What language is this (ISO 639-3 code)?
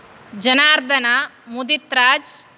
san